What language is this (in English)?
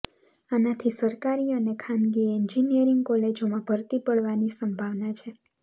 Gujarati